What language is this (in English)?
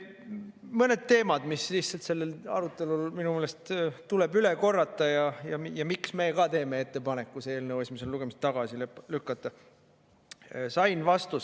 Estonian